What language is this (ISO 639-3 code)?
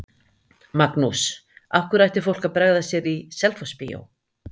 isl